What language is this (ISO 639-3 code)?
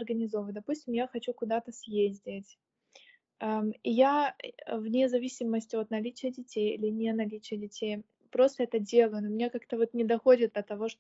rus